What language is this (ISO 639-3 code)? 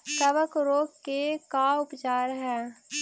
mag